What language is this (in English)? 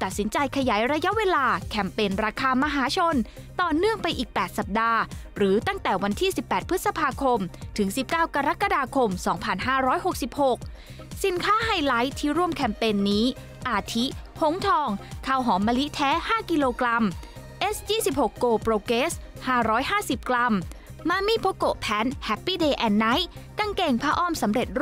Thai